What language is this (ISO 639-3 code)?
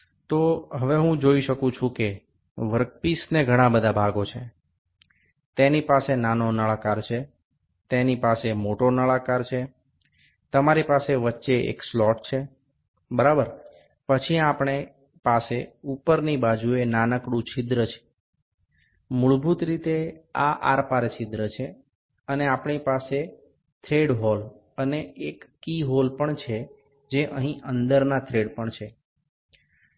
guj